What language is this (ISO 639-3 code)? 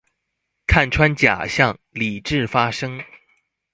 zho